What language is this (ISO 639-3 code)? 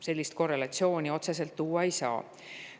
est